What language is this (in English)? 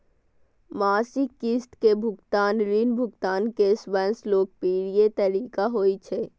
Maithili